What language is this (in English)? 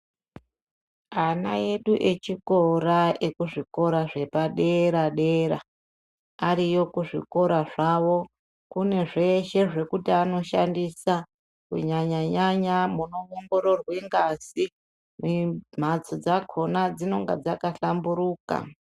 Ndau